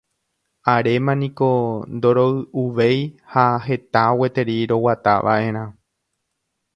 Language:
Guarani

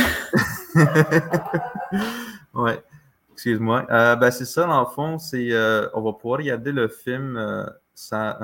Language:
French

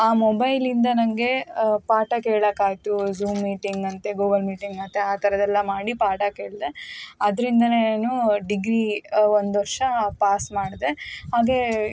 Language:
Kannada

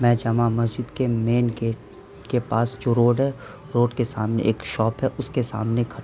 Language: Urdu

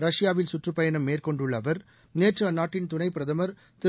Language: Tamil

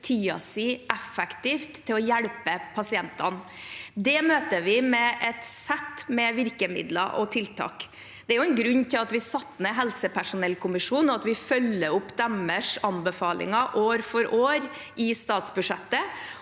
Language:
Norwegian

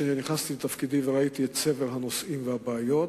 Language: Hebrew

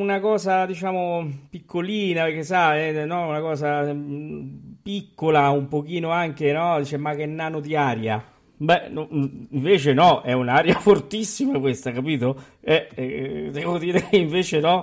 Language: Italian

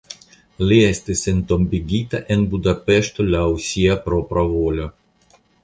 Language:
Esperanto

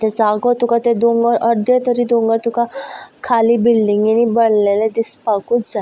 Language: Konkani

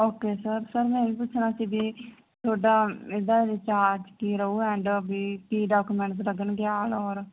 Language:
Punjabi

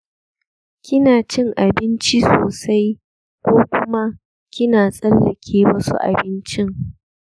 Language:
Hausa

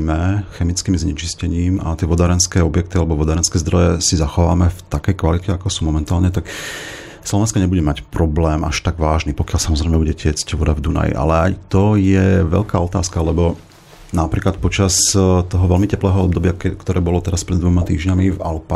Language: Slovak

